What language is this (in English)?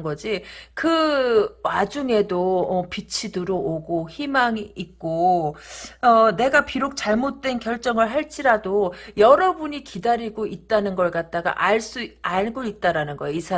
Korean